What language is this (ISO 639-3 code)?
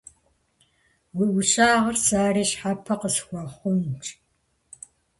kbd